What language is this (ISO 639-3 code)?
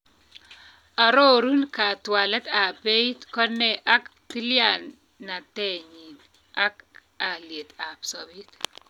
kln